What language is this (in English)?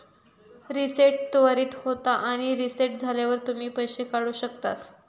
Marathi